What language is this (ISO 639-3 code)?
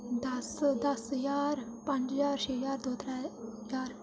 doi